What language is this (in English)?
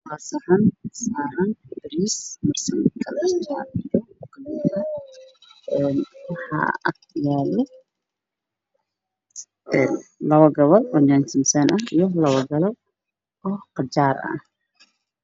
Somali